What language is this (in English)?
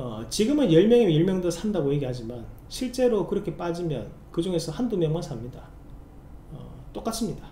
Korean